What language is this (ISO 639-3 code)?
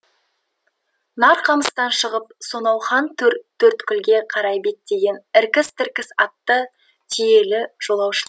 kaz